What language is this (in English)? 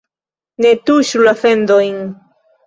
Esperanto